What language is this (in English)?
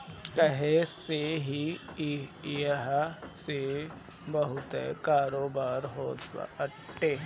Bhojpuri